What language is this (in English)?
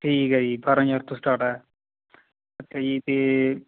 Punjabi